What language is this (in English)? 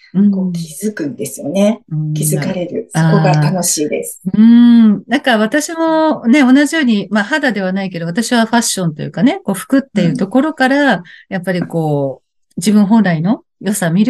Japanese